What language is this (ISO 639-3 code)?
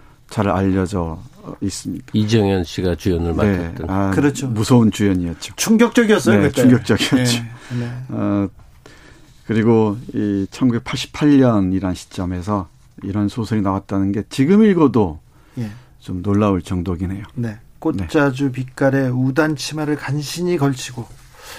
kor